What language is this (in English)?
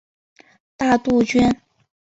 Chinese